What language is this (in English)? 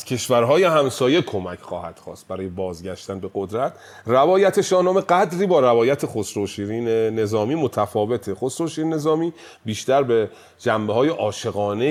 Persian